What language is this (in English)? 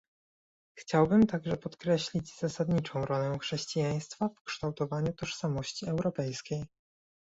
Polish